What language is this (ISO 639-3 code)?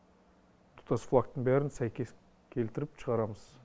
kaz